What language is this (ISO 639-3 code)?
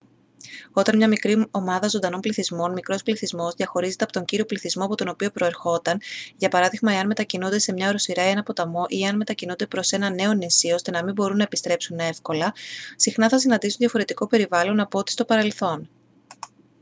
ell